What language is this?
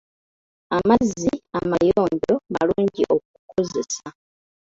Ganda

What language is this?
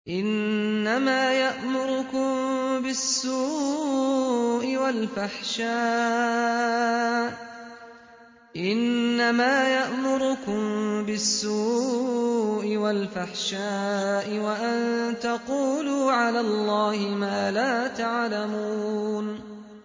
Arabic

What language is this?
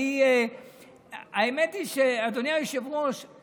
Hebrew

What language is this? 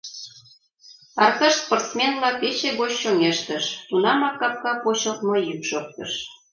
Mari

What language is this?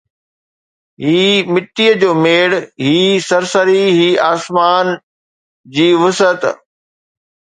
Sindhi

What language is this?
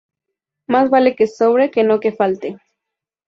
Spanish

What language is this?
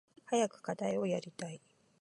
Japanese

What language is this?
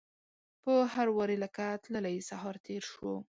Pashto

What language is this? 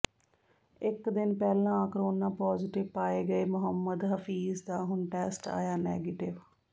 Punjabi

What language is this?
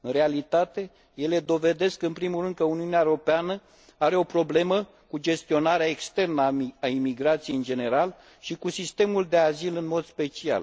Romanian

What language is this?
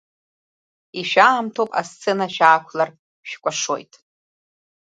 Abkhazian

